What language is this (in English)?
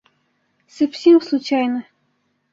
Bashkir